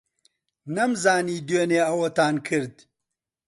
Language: Central Kurdish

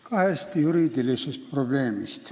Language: Estonian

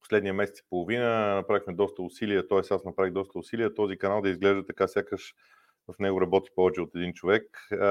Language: Bulgarian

